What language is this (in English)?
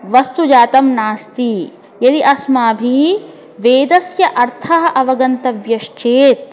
Sanskrit